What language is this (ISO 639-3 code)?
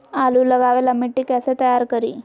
mag